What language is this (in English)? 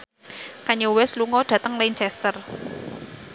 Javanese